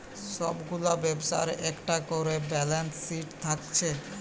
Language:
Bangla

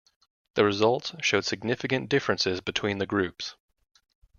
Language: English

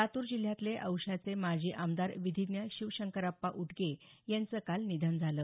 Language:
Marathi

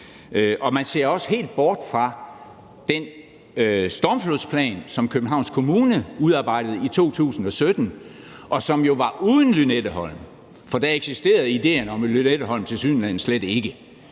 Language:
Danish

